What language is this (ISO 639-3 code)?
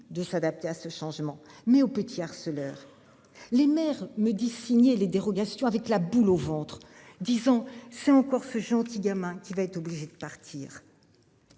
fra